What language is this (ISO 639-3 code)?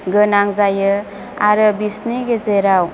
brx